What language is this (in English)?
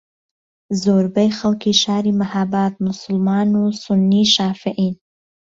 Central Kurdish